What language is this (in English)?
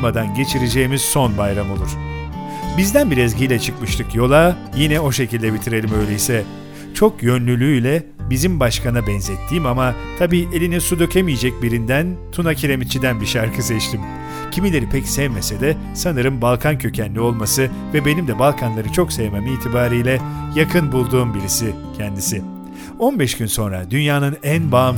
Turkish